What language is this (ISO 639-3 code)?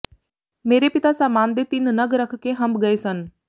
pan